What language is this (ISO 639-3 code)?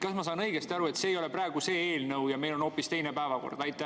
est